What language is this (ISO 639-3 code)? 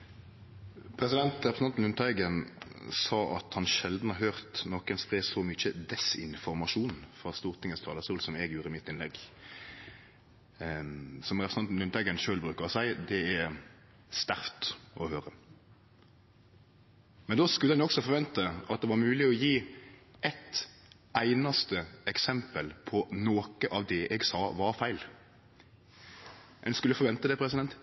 nno